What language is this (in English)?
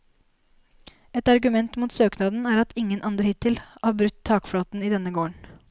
Norwegian